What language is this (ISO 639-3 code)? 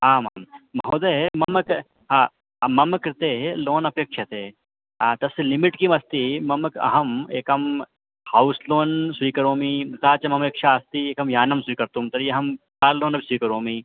san